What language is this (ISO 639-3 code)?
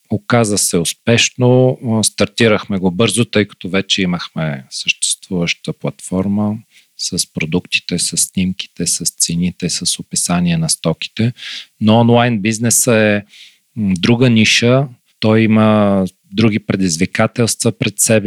bul